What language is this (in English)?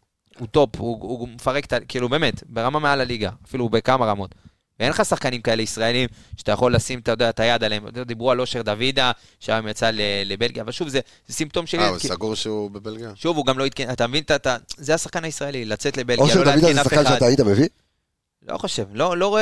Hebrew